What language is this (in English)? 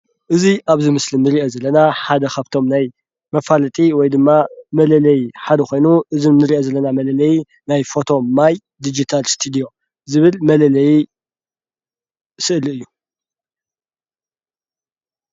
Tigrinya